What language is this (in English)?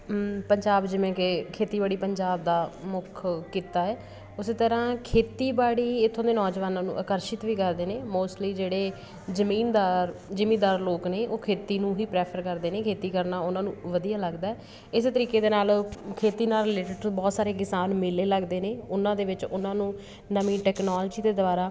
Punjabi